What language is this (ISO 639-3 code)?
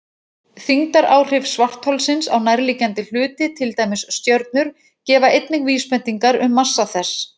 isl